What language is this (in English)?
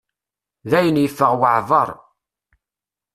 Kabyle